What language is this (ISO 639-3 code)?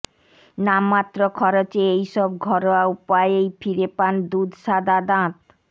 ben